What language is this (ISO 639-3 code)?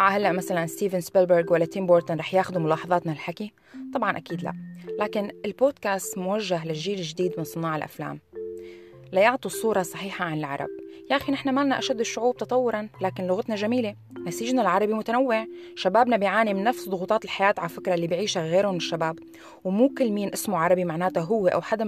ara